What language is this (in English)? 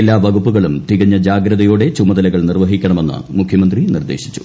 Malayalam